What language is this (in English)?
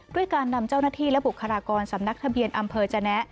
Thai